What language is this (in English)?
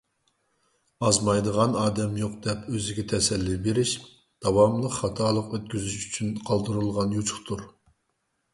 Uyghur